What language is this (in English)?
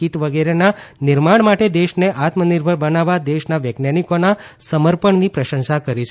Gujarati